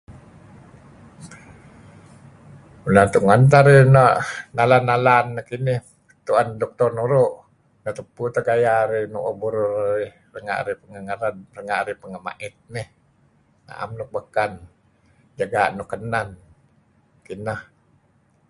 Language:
Kelabit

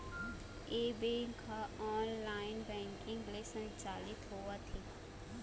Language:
Chhattisgarhi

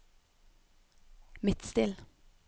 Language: Norwegian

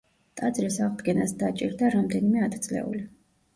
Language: Georgian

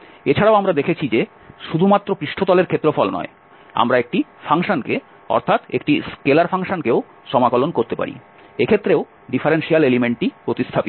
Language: Bangla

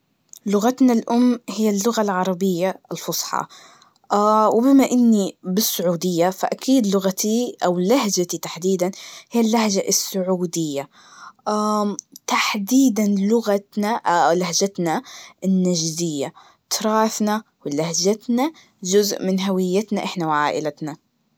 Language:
Najdi Arabic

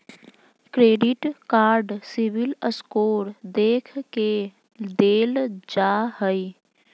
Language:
Magahi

